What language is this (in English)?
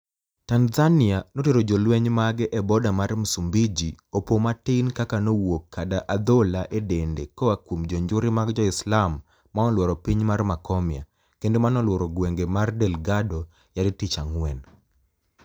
Luo (Kenya and Tanzania)